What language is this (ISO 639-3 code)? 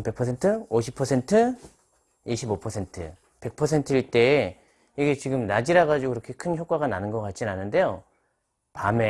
kor